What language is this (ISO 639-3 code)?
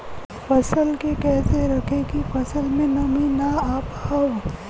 bho